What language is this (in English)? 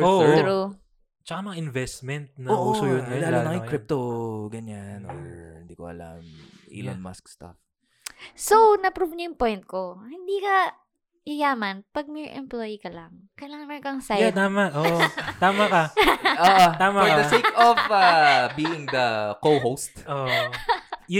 Filipino